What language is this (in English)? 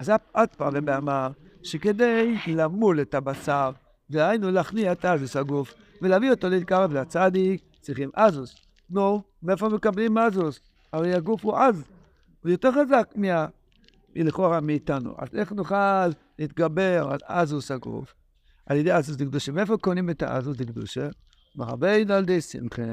Hebrew